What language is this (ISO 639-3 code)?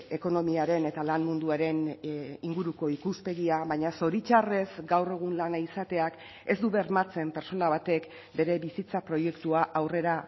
eus